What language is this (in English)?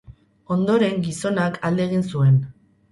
Basque